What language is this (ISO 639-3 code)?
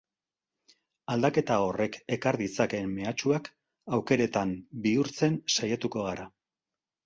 eus